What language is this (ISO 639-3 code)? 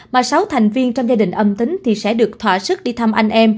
vie